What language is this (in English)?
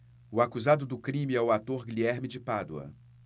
Portuguese